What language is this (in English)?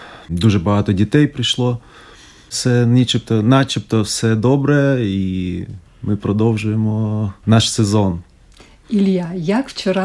Ukrainian